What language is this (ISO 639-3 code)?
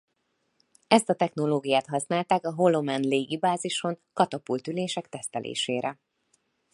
hun